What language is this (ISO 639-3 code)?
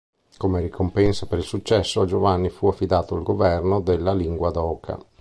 ita